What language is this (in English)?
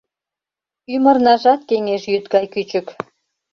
Mari